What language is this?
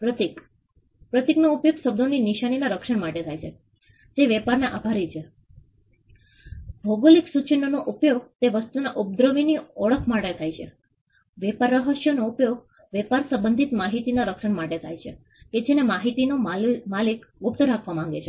Gujarati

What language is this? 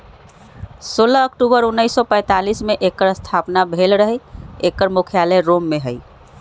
Magahi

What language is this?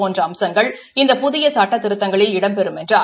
Tamil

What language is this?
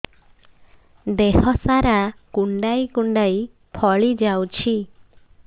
Odia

